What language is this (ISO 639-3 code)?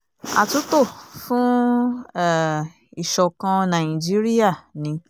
yor